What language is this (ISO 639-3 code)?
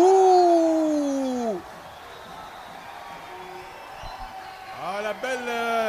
fra